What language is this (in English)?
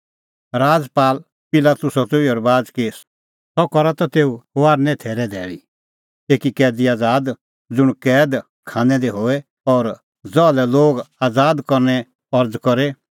Kullu Pahari